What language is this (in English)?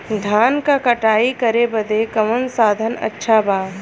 Bhojpuri